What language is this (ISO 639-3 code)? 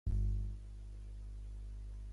cat